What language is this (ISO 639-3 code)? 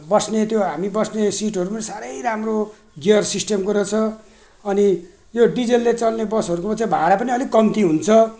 nep